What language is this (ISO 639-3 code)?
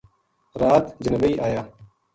gju